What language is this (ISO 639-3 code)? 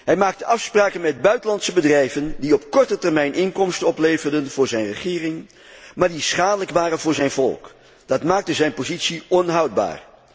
nld